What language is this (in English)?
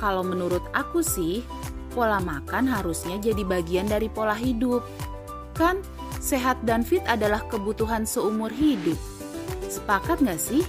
Indonesian